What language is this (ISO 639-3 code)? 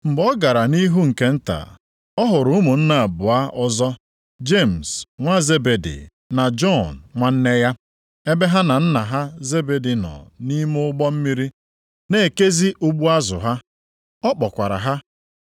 ibo